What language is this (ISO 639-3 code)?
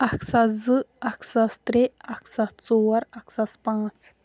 kas